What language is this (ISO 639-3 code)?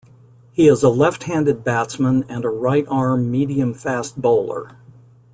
eng